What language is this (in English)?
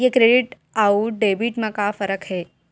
Chhattisgarhi